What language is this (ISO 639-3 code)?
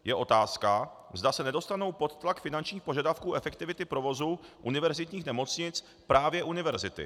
ces